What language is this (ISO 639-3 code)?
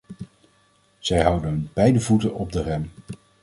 nld